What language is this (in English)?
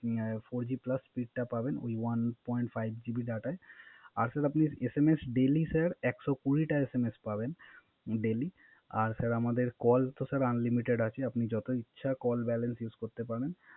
Bangla